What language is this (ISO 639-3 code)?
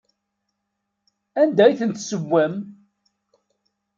kab